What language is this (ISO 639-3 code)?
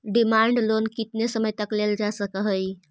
mag